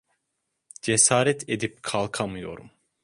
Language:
Turkish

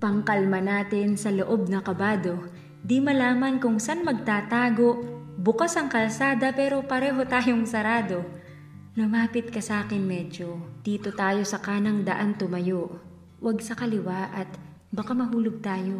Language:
Filipino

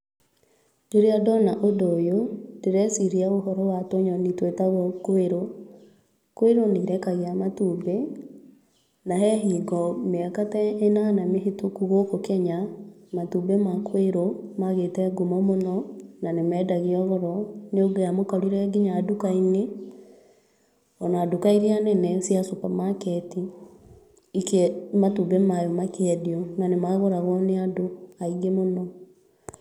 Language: Kikuyu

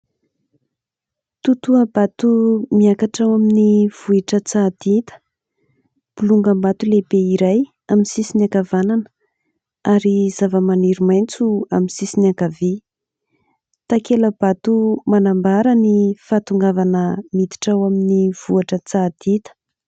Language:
Malagasy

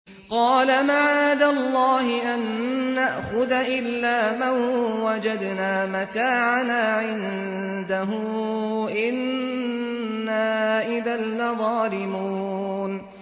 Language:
Arabic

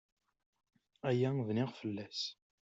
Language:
Kabyle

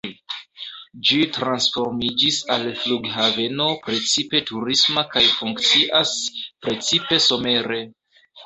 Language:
Esperanto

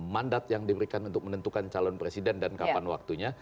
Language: Indonesian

